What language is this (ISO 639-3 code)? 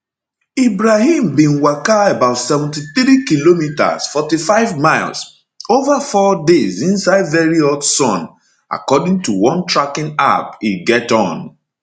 pcm